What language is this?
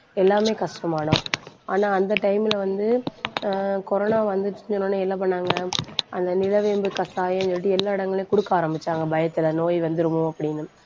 Tamil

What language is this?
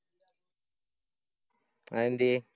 Malayalam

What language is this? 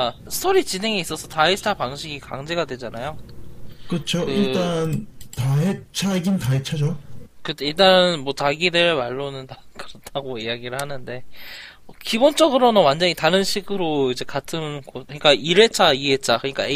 Korean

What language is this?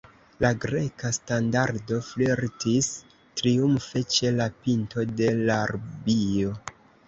Esperanto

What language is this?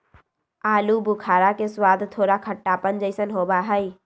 Magahi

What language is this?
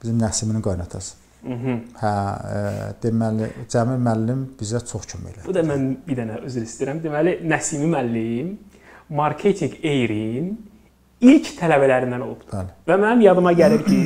Turkish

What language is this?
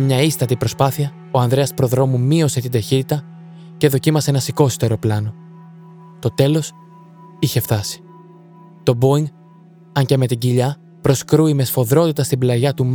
Greek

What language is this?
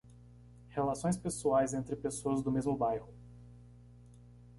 Portuguese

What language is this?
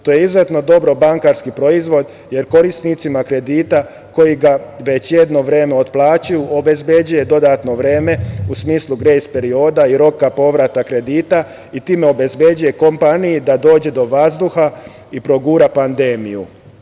Serbian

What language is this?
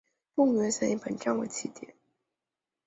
Chinese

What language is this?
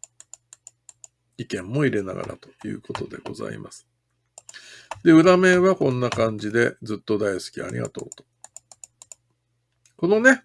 Japanese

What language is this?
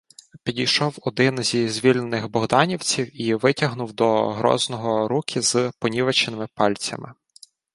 Ukrainian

